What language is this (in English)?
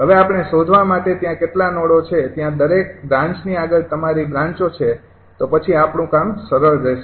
Gujarati